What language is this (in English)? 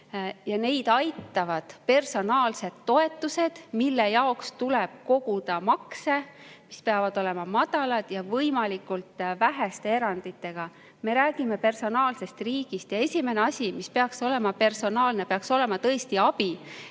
Estonian